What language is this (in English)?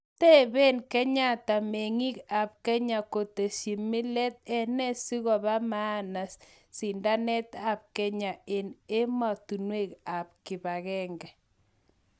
Kalenjin